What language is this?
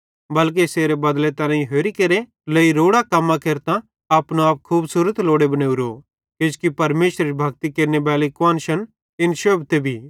Bhadrawahi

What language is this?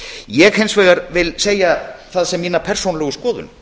Icelandic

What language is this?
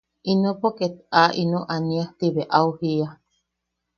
Yaqui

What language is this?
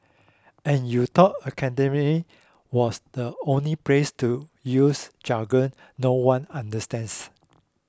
English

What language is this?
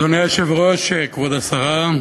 Hebrew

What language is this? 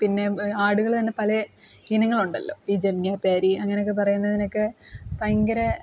Malayalam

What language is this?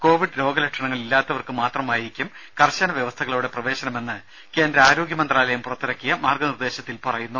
Malayalam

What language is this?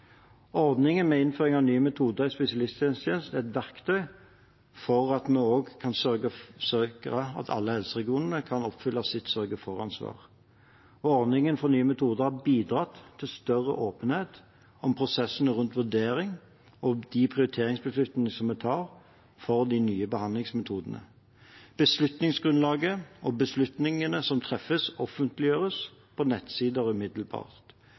Norwegian Bokmål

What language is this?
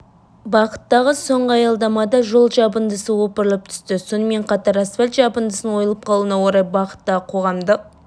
Kazakh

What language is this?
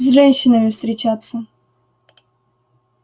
Russian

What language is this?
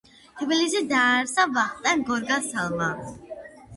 Georgian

